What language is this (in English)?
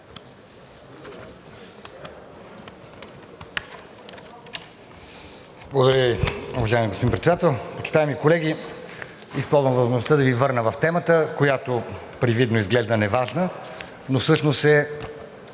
Bulgarian